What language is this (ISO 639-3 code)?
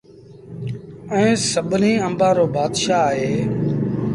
sbn